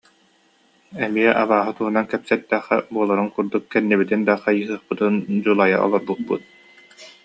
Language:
Yakut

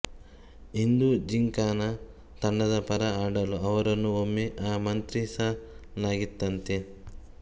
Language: Kannada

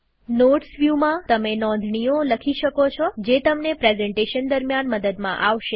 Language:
Gujarati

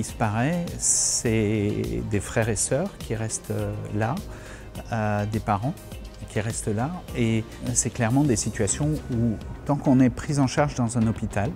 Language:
French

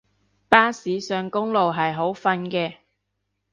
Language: Cantonese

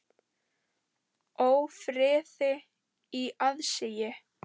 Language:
Icelandic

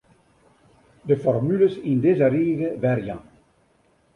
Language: Western Frisian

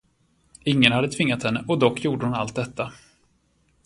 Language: Swedish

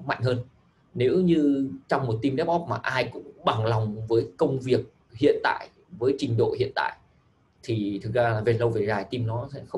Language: Vietnamese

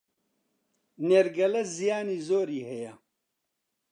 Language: Central Kurdish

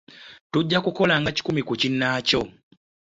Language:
Ganda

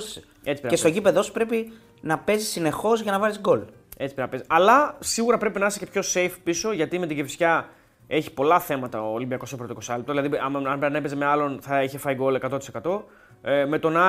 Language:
Greek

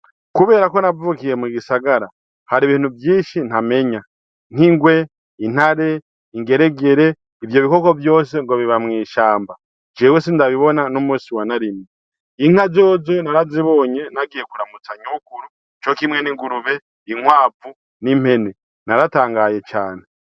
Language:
Rundi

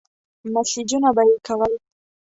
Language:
Pashto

